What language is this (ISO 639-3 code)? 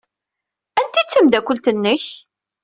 kab